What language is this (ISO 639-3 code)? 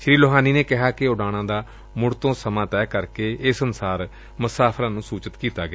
pan